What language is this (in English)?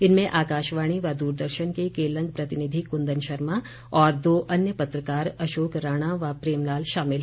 Hindi